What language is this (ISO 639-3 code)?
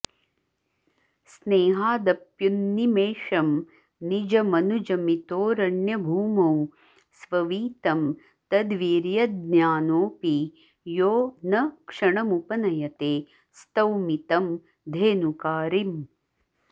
san